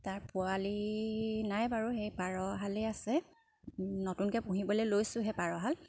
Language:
Assamese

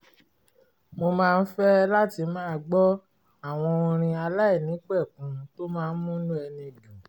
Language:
Yoruba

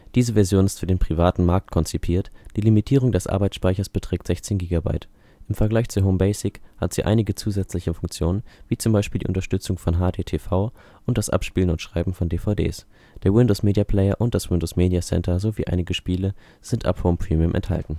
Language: German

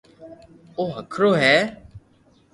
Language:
Loarki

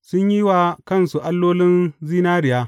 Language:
Hausa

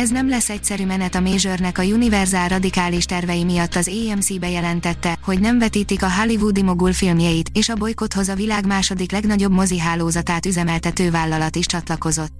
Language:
Hungarian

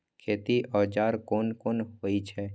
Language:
Maithili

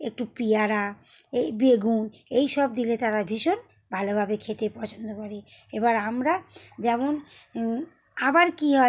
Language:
Bangla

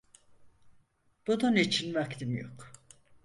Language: Turkish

